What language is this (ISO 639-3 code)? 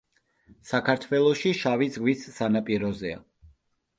kat